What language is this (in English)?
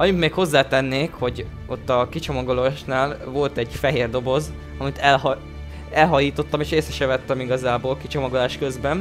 Hungarian